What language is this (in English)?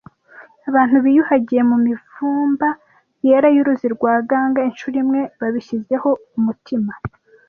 Kinyarwanda